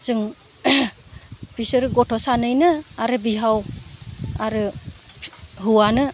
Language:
Bodo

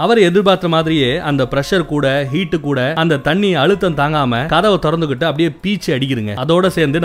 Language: Tamil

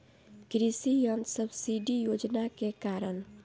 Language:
Bhojpuri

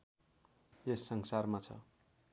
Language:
Nepali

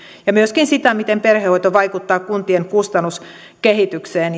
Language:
Finnish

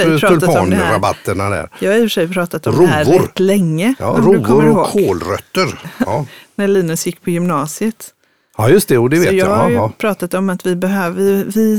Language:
Swedish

